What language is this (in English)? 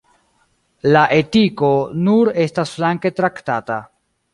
Esperanto